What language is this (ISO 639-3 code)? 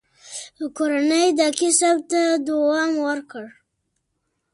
pus